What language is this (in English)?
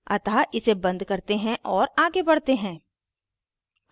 Hindi